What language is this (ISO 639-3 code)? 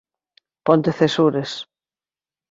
glg